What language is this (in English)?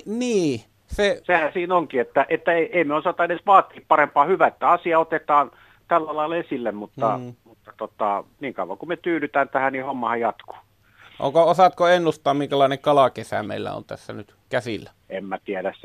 Finnish